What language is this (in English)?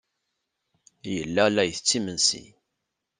Kabyle